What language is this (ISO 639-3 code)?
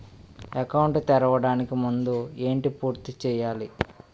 tel